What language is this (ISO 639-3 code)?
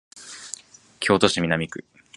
jpn